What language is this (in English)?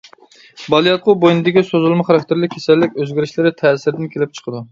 Uyghur